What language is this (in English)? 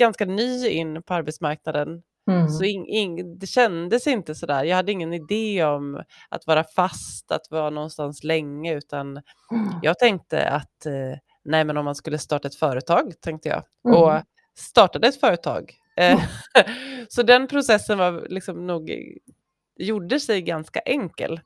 Swedish